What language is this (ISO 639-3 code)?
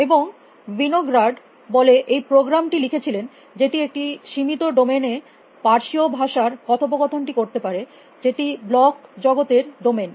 ben